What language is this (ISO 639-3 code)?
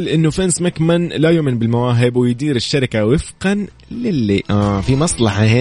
ara